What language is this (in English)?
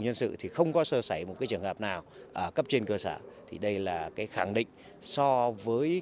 Vietnamese